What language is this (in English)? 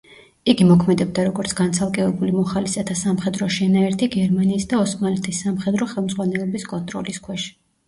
Georgian